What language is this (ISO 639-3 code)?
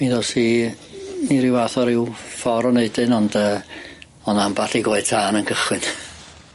cym